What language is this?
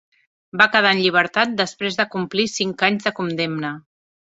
Catalan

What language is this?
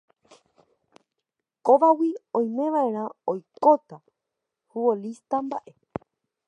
Guarani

